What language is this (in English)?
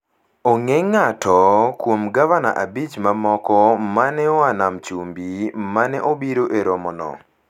Luo (Kenya and Tanzania)